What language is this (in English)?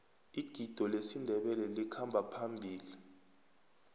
South Ndebele